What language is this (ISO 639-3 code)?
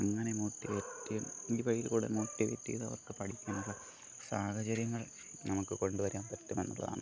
mal